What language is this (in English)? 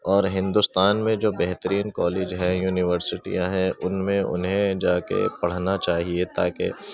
Urdu